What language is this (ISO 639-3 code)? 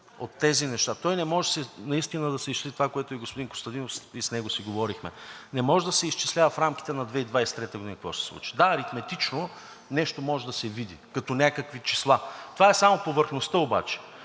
bul